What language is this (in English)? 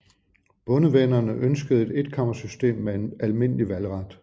Danish